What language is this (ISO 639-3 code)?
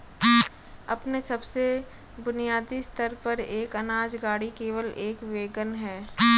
hin